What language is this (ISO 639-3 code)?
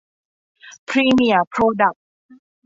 tha